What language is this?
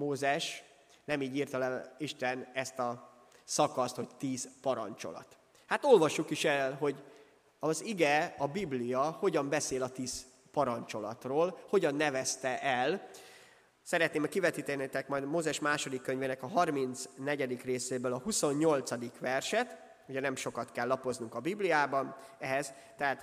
Hungarian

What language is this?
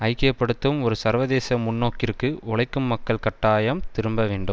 Tamil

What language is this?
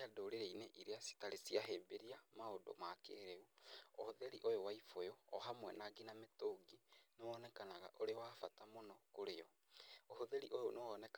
Kikuyu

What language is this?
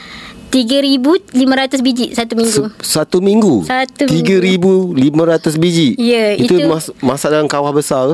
Malay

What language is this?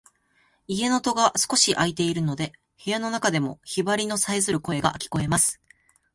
Japanese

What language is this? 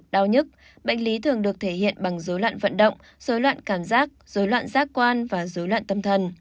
Vietnamese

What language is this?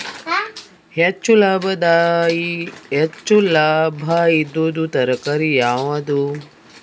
Kannada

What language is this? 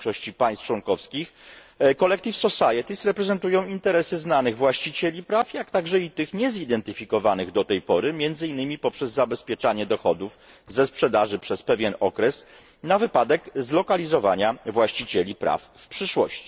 Polish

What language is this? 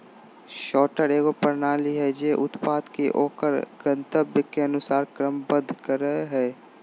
Magahi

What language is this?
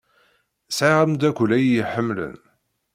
Kabyle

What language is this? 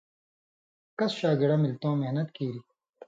Indus Kohistani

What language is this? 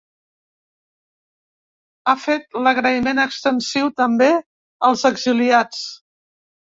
Catalan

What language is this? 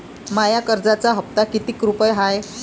Marathi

